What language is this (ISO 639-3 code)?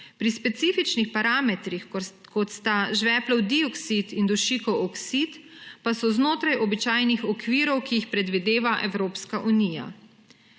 slv